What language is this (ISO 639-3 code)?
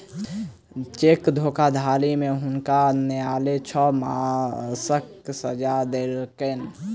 mai